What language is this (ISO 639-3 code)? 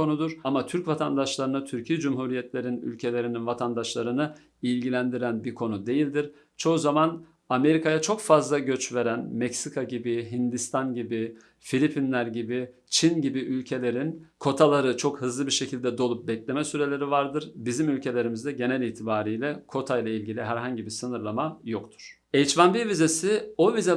tur